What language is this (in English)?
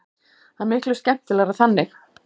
Icelandic